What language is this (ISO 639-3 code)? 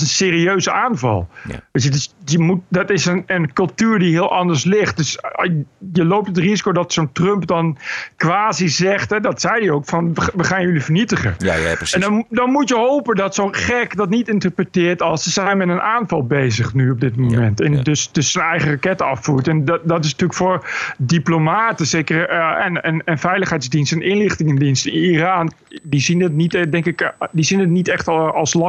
nld